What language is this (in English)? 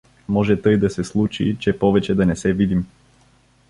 Bulgarian